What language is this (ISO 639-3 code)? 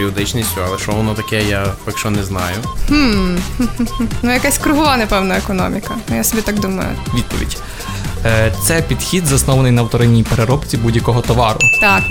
ukr